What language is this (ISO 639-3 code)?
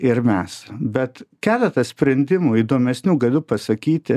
lit